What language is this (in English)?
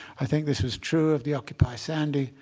English